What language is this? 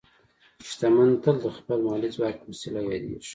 Pashto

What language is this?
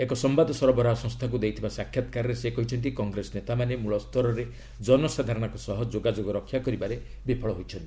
Odia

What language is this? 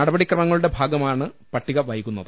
Malayalam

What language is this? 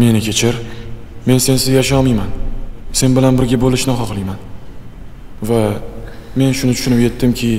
Greek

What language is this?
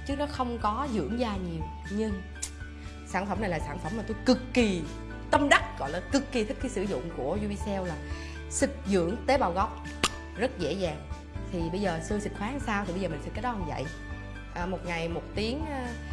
Vietnamese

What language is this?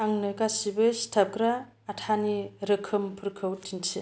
Bodo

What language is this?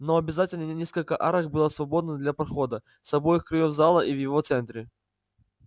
Russian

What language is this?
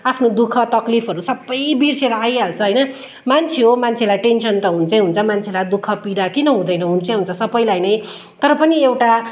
Nepali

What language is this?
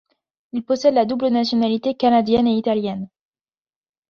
French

